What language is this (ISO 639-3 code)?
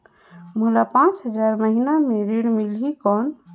hne